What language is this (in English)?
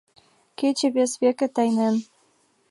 Mari